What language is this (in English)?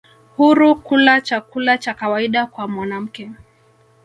Swahili